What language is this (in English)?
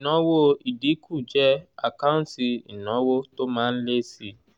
Yoruba